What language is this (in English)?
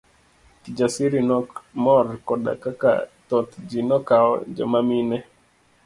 Luo (Kenya and Tanzania)